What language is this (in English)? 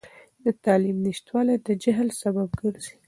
Pashto